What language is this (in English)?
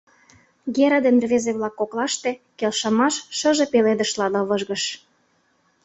Mari